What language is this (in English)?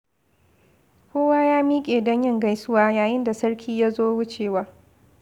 Hausa